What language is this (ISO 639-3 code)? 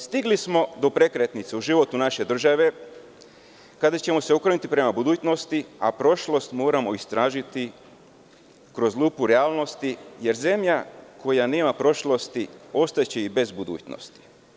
srp